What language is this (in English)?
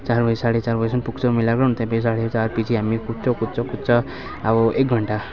Nepali